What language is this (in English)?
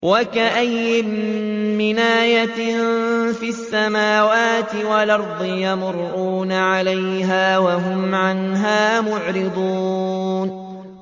Arabic